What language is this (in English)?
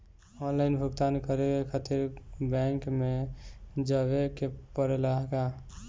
Bhojpuri